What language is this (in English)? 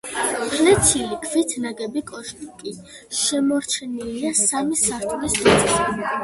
Georgian